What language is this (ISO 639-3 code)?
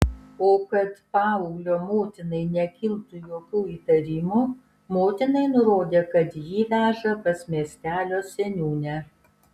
lit